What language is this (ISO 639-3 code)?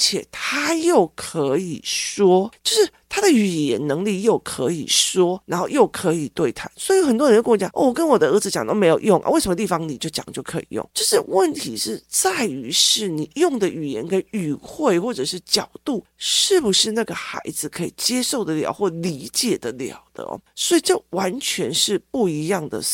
zho